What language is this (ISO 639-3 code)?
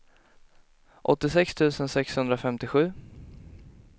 swe